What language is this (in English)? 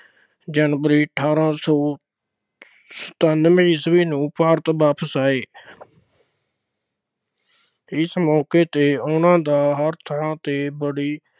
Punjabi